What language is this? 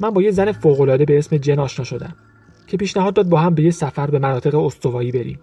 Persian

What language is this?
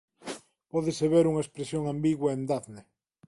Galician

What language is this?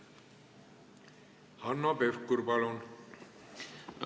Estonian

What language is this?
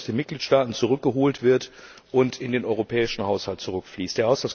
German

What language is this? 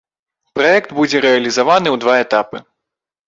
Belarusian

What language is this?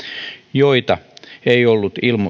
Finnish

